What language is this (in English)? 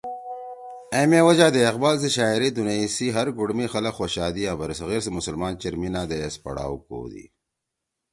Torwali